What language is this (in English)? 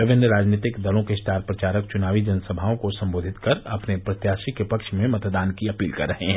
Hindi